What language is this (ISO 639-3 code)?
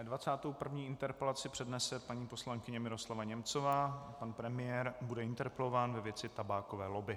ces